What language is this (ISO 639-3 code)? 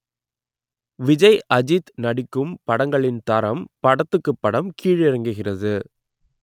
tam